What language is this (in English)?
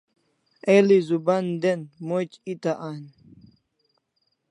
Kalasha